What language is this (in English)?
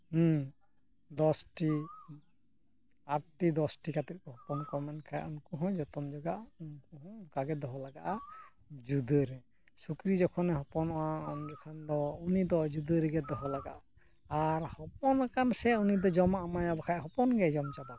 Santali